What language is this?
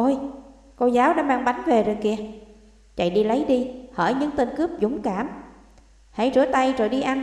Vietnamese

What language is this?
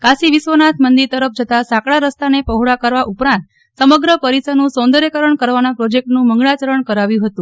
Gujarati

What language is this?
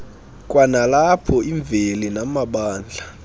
Xhosa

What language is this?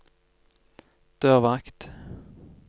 Norwegian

